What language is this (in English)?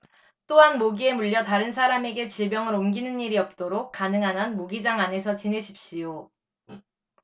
Korean